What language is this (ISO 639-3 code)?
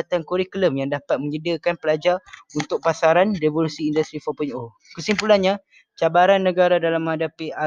msa